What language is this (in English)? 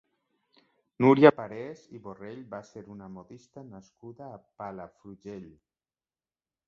Catalan